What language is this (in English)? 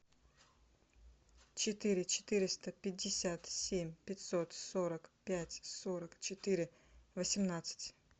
Russian